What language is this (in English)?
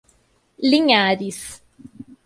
Portuguese